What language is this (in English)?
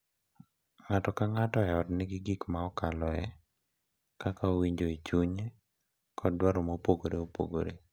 Luo (Kenya and Tanzania)